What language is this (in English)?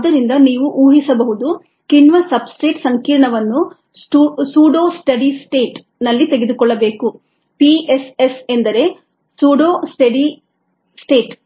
Kannada